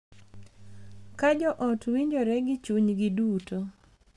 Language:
Luo (Kenya and Tanzania)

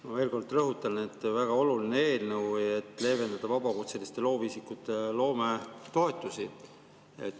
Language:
Estonian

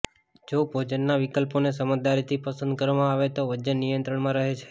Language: Gujarati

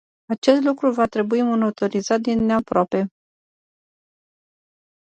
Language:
Romanian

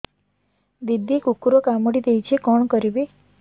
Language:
Odia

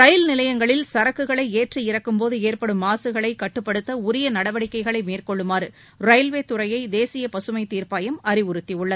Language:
Tamil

